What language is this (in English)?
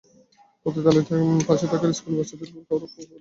Bangla